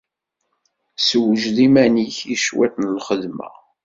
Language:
Kabyle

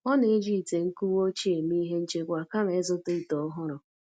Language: Igbo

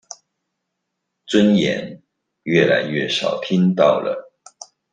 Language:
Chinese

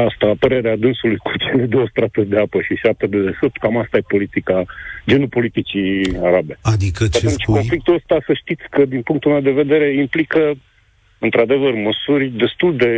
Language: Romanian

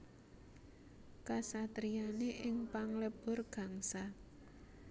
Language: Javanese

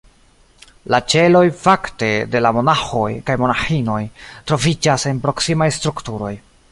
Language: Esperanto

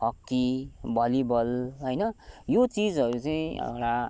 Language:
Nepali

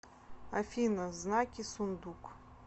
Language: Russian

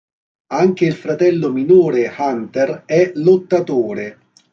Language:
Italian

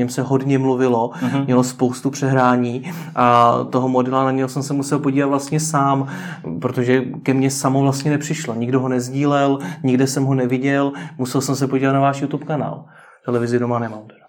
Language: Czech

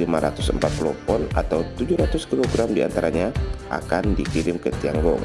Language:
Indonesian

